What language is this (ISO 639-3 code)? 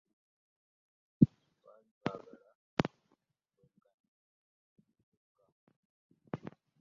lug